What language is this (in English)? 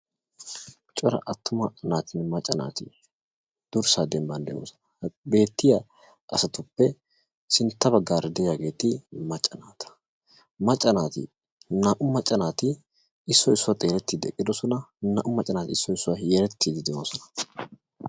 Wolaytta